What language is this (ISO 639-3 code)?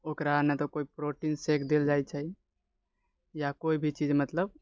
mai